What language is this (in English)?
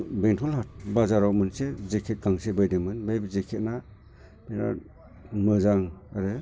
Bodo